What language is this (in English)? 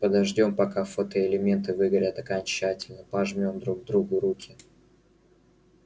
Russian